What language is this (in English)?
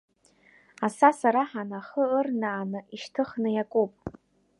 Abkhazian